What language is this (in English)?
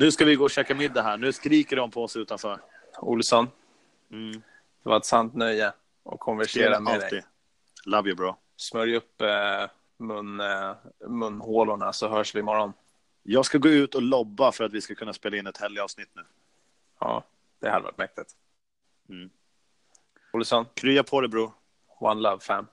Swedish